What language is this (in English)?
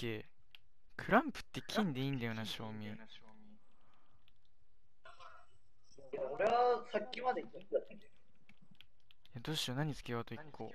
Japanese